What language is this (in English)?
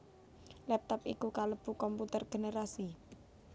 Javanese